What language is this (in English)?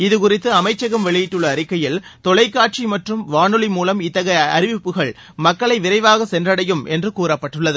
Tamil